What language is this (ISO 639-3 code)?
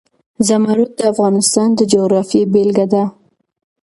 pus